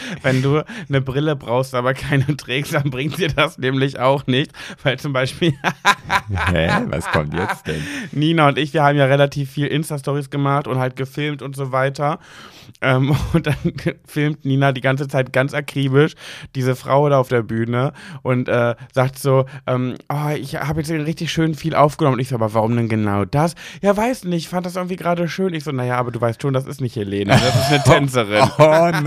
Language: German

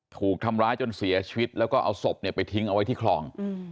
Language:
Thai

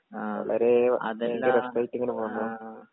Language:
Malayalam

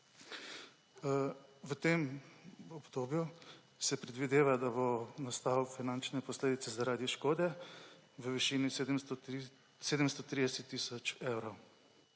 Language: Slovenian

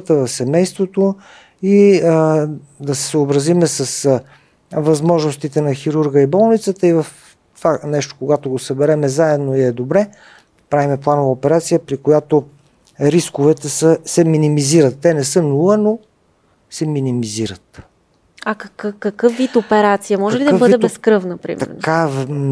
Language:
Bulgarian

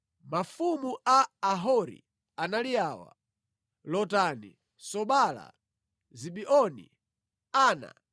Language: Nyanja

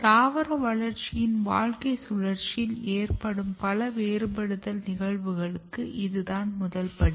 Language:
Tamil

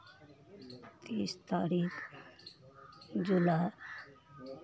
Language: Maithili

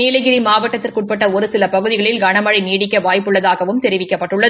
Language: Tamil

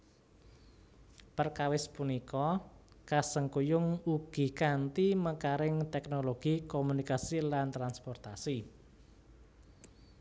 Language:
Javanese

